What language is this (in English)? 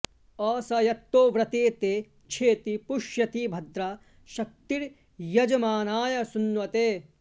Sanskrit